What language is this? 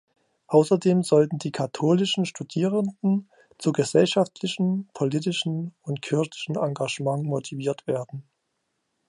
German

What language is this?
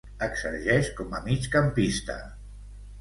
Catalan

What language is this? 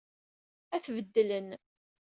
Kabyle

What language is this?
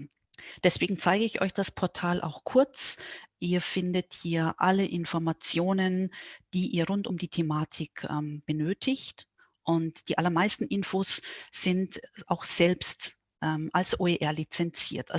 German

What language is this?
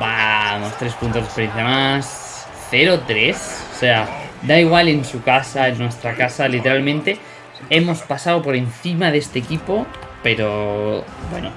Spanish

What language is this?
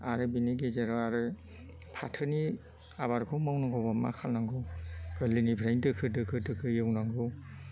Bodo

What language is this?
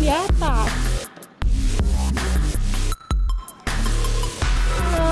Indonesian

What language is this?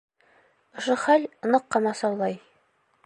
Bashkir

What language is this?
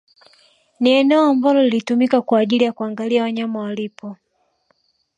Swahili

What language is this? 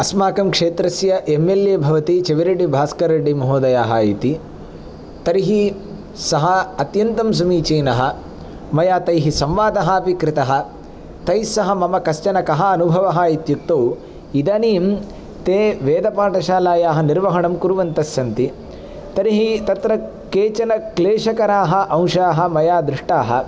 Sanskrit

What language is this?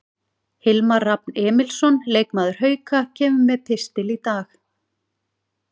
Icelandic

